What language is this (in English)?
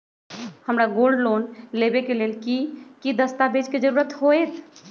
Magahi